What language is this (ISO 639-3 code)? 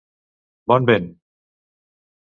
cat